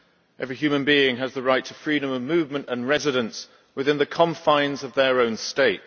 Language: English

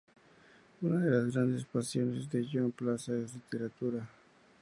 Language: Spanish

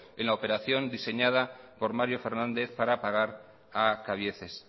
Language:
Spanish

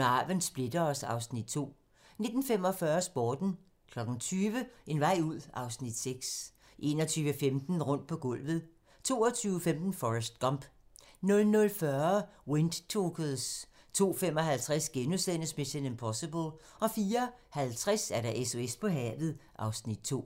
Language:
Danish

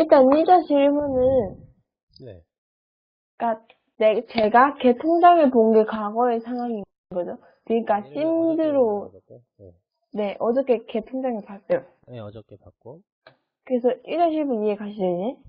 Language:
Korean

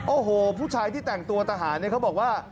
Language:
Thai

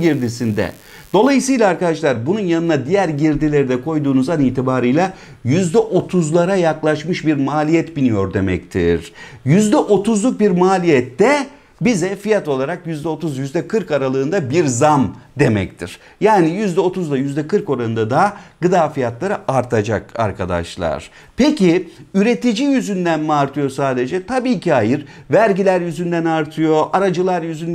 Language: Turkish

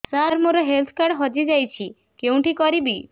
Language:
Odia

